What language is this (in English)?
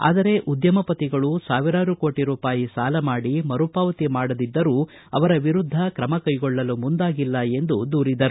Kannada